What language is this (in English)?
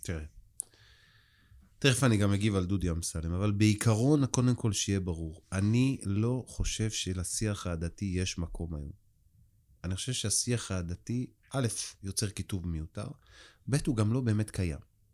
Hebrew